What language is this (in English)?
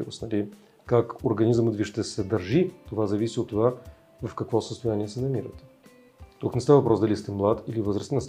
Bulgarian